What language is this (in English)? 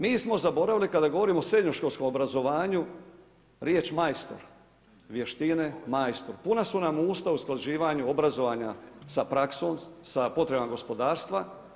Croatian